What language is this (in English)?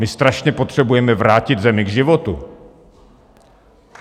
Czech